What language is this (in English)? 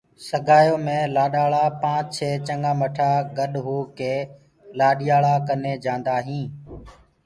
Gurgula